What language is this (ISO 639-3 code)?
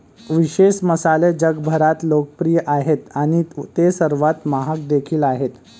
mar